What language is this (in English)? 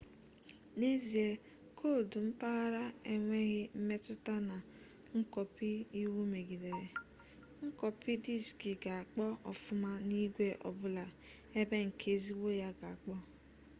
Igbo